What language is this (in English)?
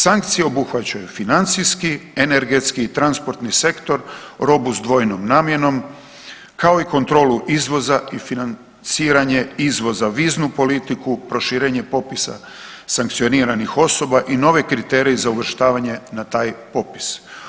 Croatian